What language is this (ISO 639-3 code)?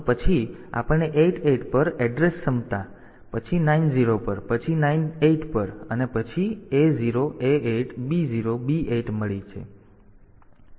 guj